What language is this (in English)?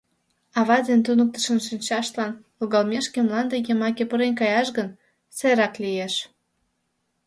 Mari